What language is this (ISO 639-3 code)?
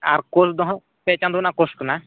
sat